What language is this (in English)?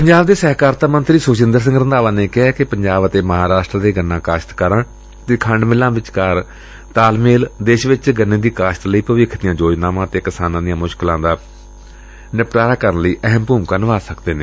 Punjabi